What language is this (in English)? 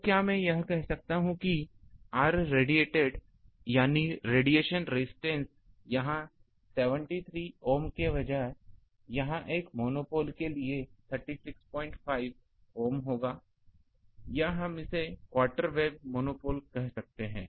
Hindi